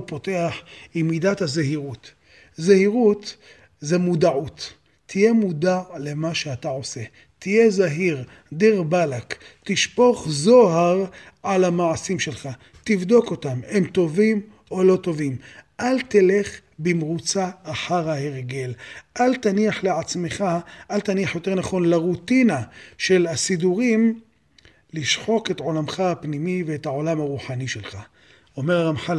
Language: Hebrew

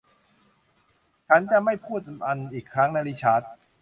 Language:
Thai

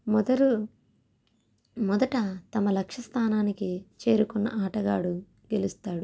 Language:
Telugu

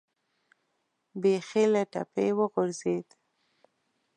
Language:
Pashto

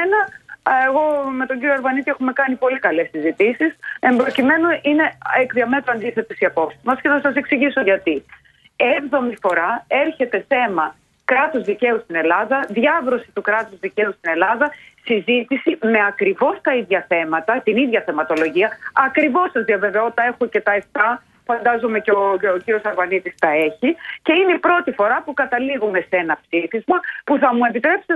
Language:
Greek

